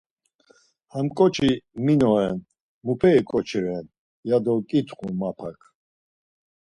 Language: Laz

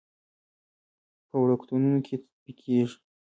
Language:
Pashto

